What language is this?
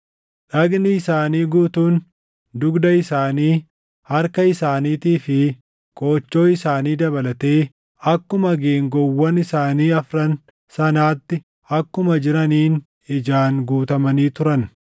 Oromo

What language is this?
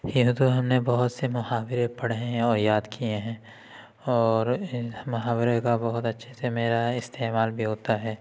Urdu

